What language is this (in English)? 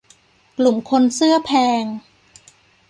Thai